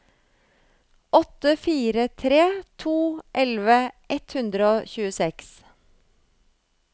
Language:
Norwegian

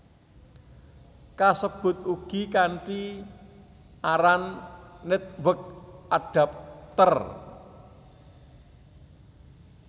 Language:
Javanese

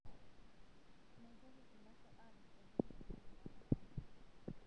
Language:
Masai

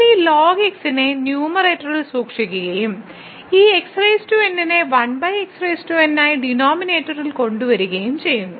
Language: Malayalam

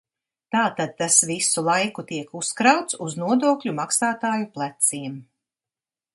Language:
Latvian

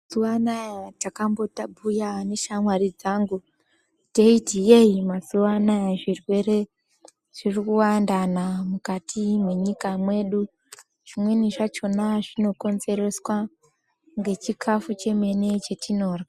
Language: Ndau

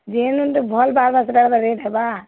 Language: Odia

